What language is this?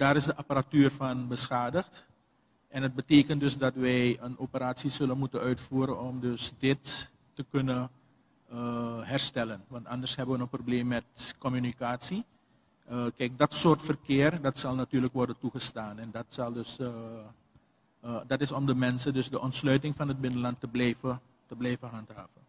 Dutch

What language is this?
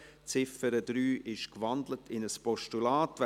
Swiss German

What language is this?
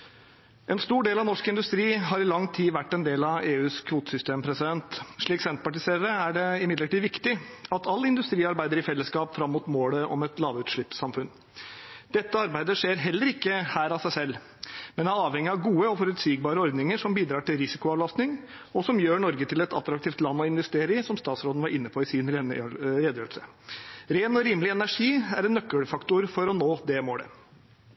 Norwegian Bokmål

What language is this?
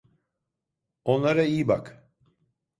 Turkish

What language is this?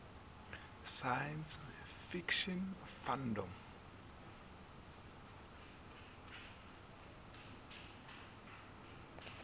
Northern Sotho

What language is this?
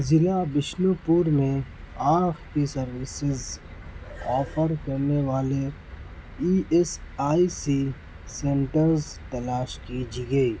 Urdu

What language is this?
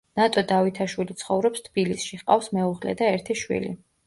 Georgian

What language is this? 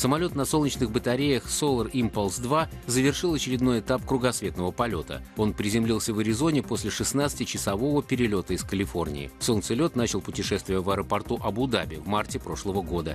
Russian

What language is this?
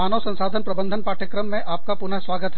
Hindi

